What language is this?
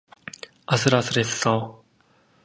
Korean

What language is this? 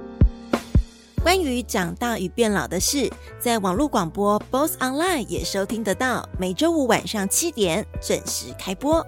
Chinese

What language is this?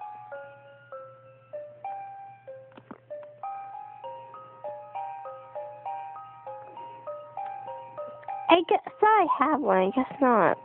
English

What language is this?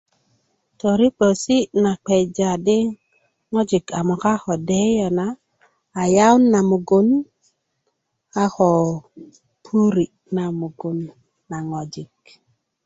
Kuku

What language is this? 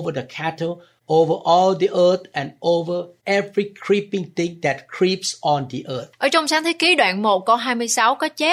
Vietnamese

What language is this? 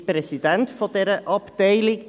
Swiss German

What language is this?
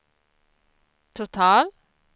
Swedish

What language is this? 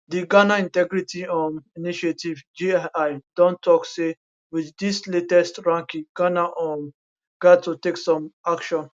Nigerian Pidgin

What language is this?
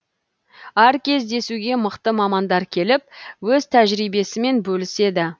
Kazakh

